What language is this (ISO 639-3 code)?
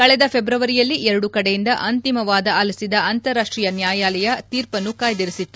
kan